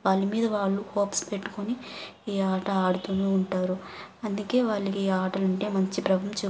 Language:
Telugu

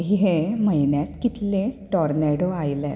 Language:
Konkani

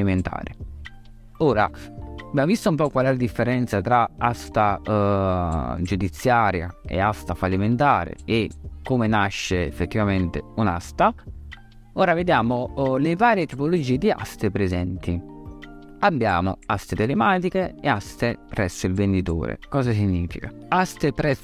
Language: Italian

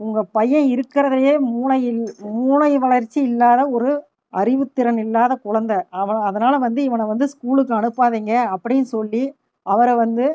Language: Tamil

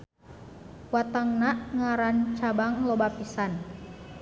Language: Sundanese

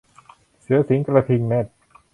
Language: Thai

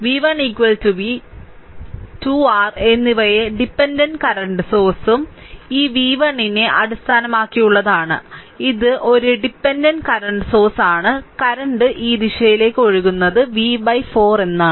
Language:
Malayalam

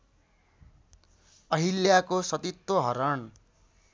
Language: Nepali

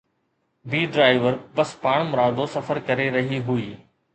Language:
Sindhi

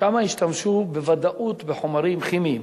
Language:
Hebrew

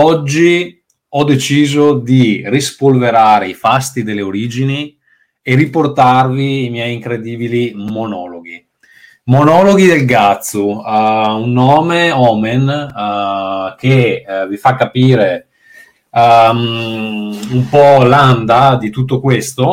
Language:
Italian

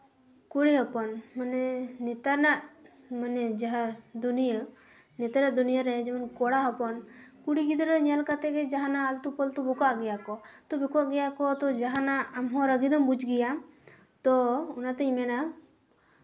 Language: Santali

